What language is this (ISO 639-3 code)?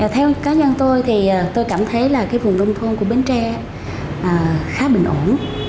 vie